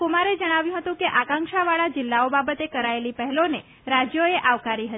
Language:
Gujarati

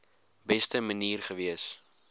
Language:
Afrikaans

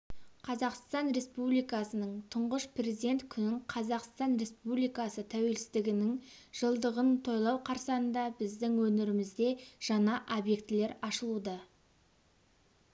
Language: Kazakh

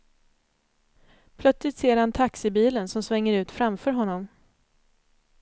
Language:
Swedish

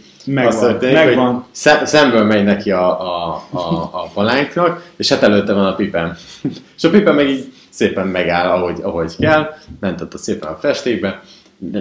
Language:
Hungarian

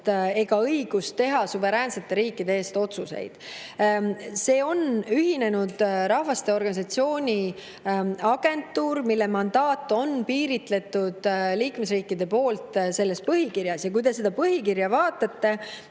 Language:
Estonian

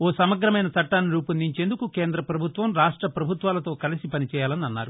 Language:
Telugu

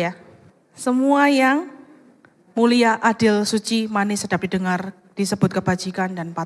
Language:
Indonesian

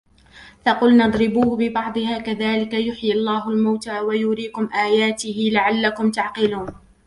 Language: Arabic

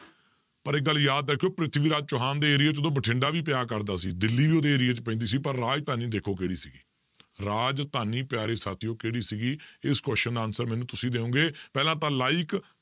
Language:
Punjabi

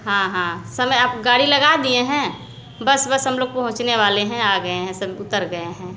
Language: Hindi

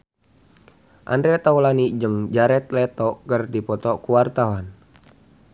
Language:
Sundanese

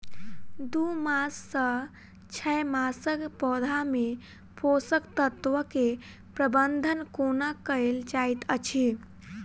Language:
Maithili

